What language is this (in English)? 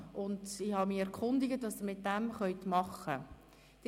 Swiss German